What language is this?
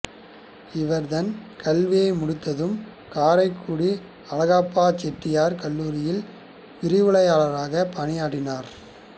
Tamil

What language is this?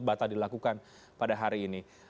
Indonesian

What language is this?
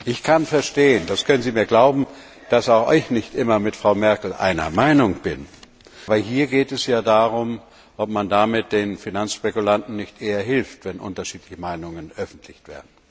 German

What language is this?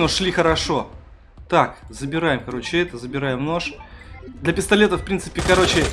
Russian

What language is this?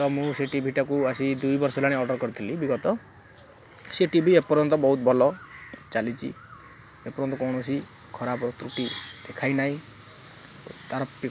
Odia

